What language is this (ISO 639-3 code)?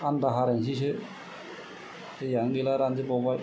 brx